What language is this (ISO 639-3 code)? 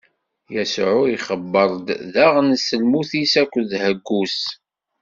kab